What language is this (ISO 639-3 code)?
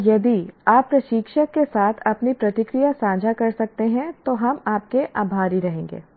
hin